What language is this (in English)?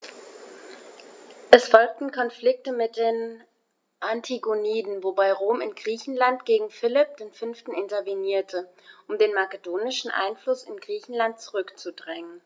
German